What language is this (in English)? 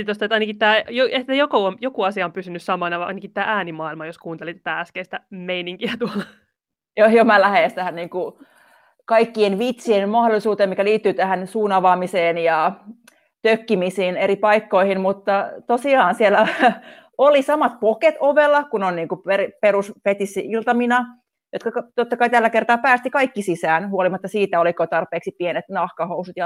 Finnish